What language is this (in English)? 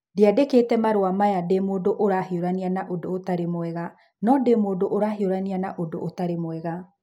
Kikuyu